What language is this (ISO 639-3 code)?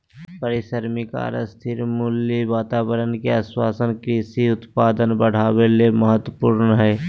mag